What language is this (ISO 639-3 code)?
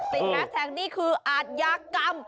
tha